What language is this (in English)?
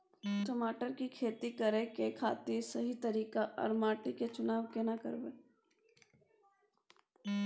Maithili